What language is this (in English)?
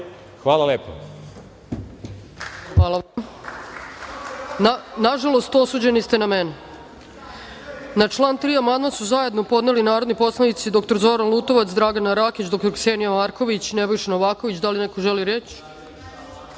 Serbian